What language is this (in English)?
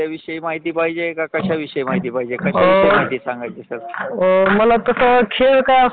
Marathi